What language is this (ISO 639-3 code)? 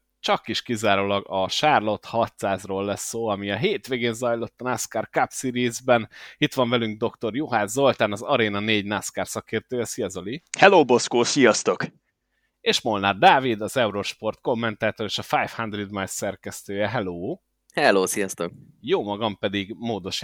hun